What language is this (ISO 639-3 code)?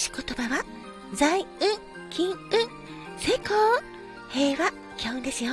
jpn